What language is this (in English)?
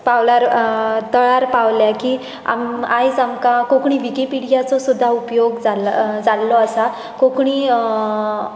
Konkani